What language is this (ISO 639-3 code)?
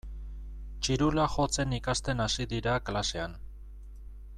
eus